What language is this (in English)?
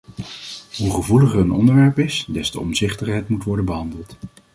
Dutch